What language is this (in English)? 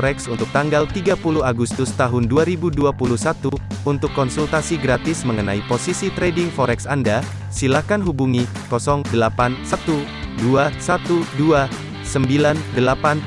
Indonesian